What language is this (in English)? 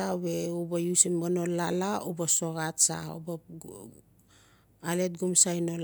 Notsi